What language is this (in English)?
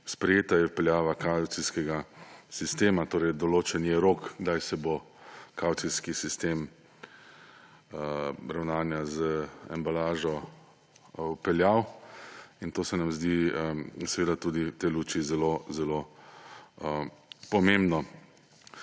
Slovenian